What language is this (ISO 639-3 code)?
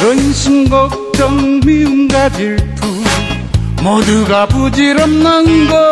kor